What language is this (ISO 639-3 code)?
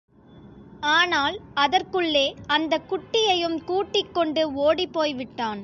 tam